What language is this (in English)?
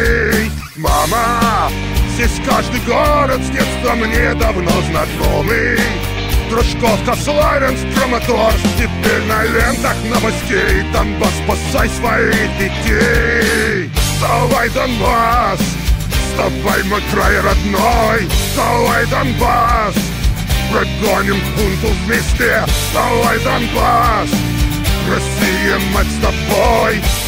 Russian